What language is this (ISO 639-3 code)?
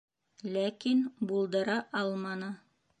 bak